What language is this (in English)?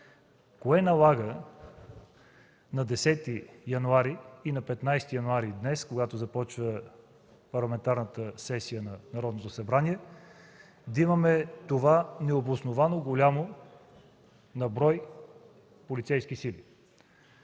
Bulgarian